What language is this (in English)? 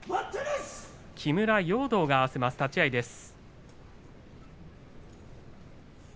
Japanese